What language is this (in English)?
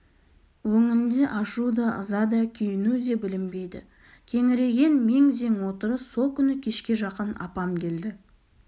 Kazakh